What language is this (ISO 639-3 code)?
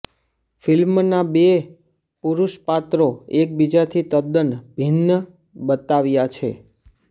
guj